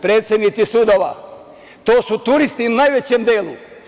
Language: Serbian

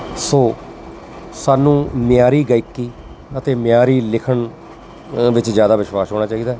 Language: Punjabi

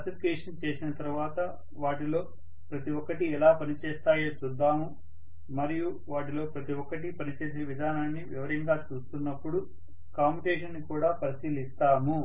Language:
Telugu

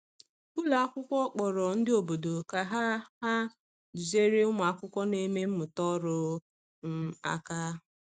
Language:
Igbo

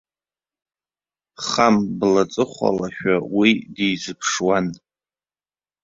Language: Abkhazian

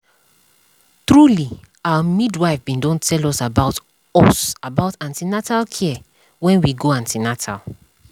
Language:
Nigerian Pidgin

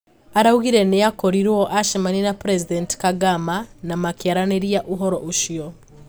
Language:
Kikuyu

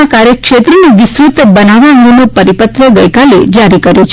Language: Gujarati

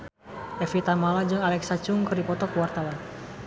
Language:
Sundanese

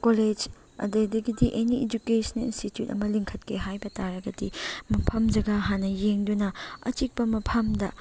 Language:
Manipuri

